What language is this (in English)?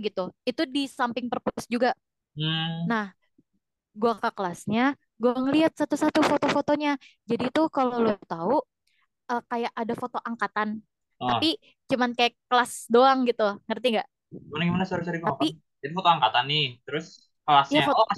Indonesian